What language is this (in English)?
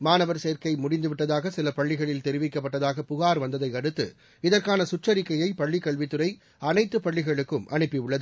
Tamil